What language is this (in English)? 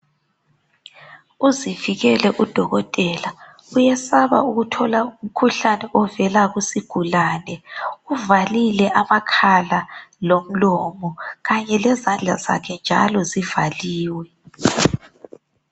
North Ndebele